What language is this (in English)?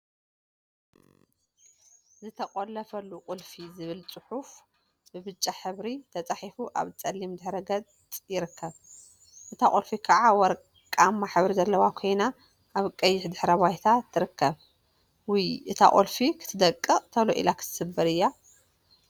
Tigrinya